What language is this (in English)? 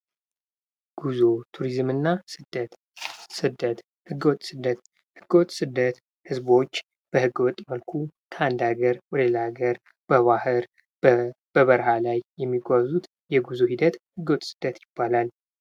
Amharic